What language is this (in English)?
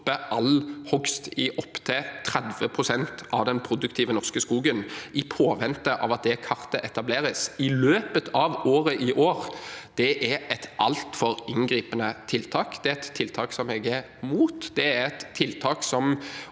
Norwegian